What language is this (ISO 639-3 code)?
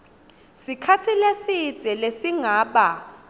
ssw